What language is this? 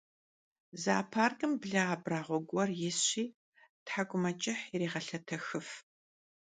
Kabardian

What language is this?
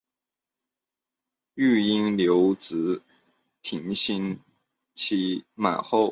Chinese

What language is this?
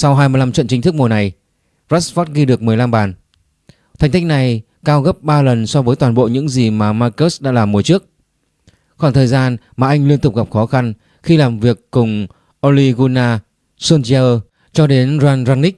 Vietnamese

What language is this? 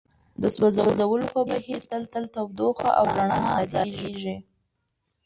Pashto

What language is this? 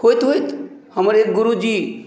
Maithili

